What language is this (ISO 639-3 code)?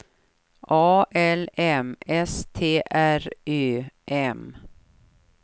swe